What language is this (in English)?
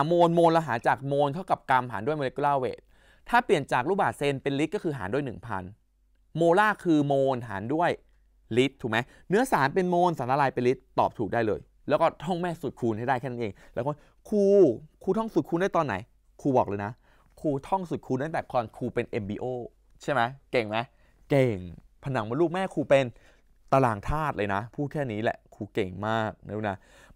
Thai